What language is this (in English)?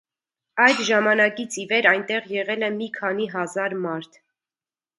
Armenian